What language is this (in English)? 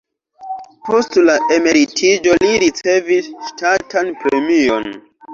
Esperanto